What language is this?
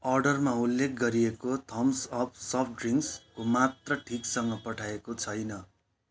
Nepali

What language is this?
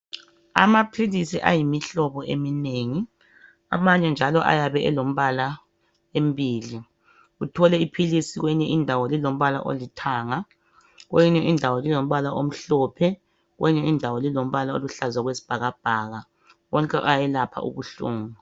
North Ndebele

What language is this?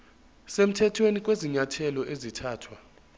Zulu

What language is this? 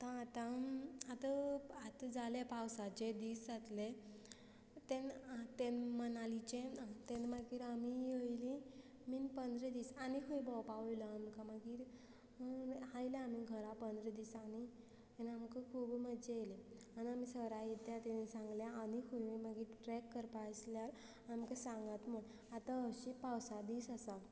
Konkani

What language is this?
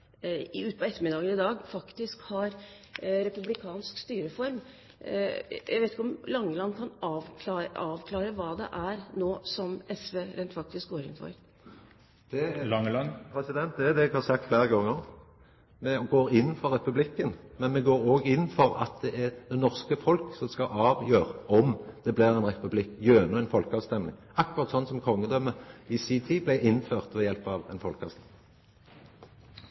Norwegian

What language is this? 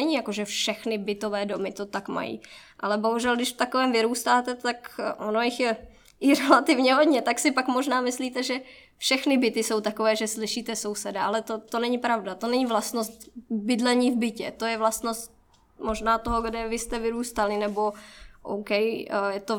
Czech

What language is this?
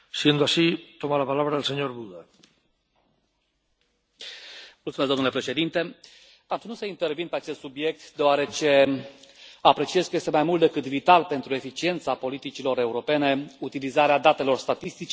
Romanian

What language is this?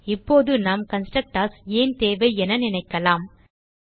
Tamil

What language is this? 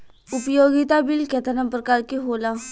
Bhojpuri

